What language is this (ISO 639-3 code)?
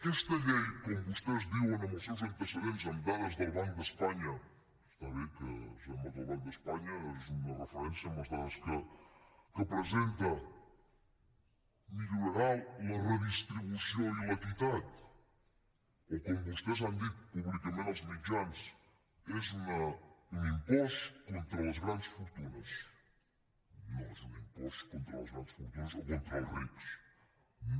cat